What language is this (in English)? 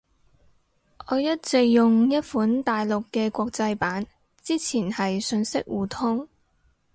Cantonese